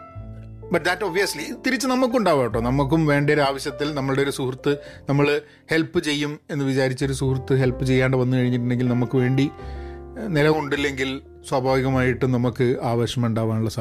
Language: Malayalam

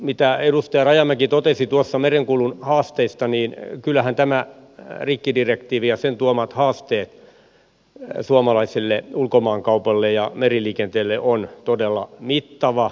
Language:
Finnish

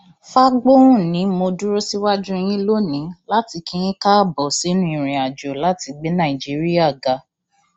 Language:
Yoruba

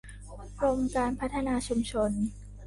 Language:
Thai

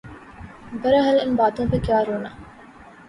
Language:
Urdu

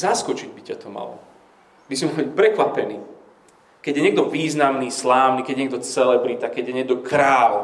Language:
Slovak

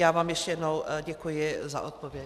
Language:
Czech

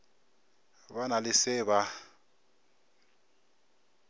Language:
Northern Sotho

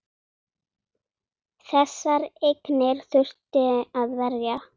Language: Icelandic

